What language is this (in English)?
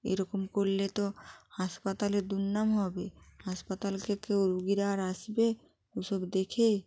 Bangla